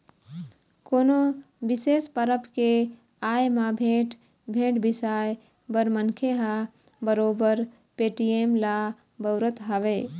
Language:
Chhattisgarhi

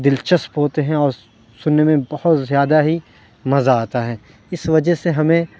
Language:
Urdu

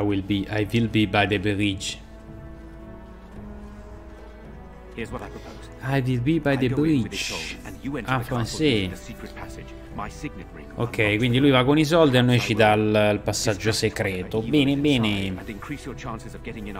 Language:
Italian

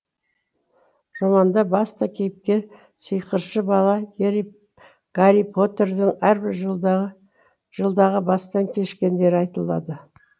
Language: Kazakh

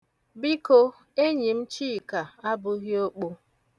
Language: Igbo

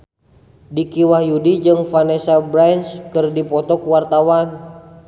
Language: Sundanese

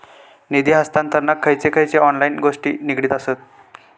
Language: Marathi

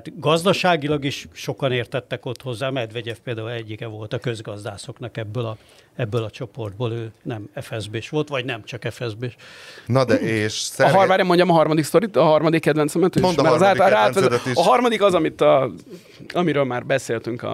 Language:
Hungarian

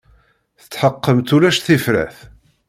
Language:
Kabyle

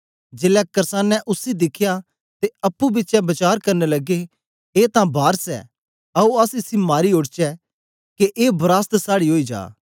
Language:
Dogri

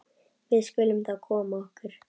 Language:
Icelandic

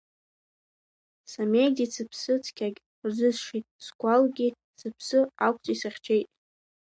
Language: Abkhazian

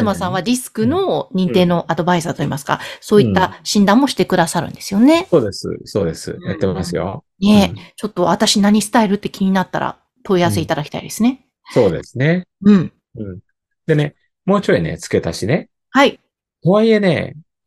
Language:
Japanese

